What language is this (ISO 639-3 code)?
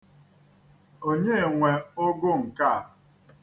ibo